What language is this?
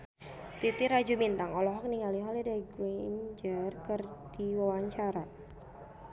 Sundanese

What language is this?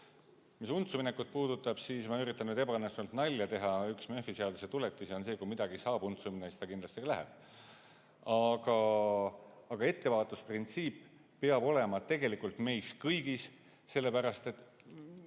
Estonian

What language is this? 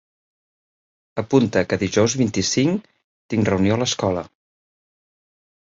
Catalan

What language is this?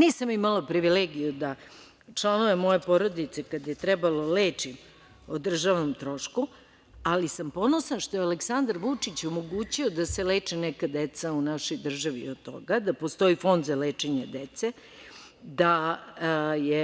Serbian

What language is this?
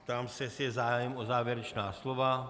Czech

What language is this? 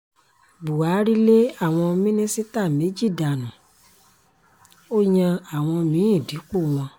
Yoruba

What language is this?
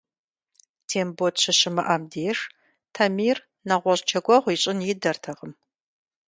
Kabardian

